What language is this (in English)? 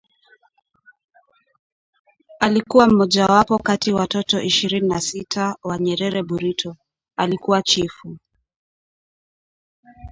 Swahili